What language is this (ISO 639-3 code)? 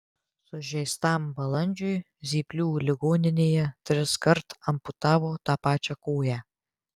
lit